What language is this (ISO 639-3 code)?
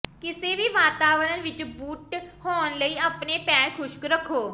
pan